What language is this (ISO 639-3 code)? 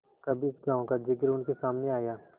hin